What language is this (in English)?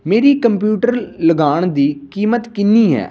Punjabi